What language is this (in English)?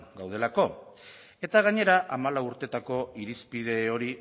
Basque